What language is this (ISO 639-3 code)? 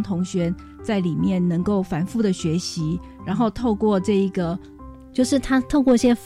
zho